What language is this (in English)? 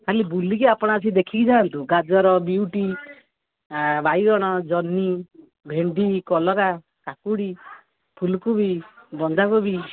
Odia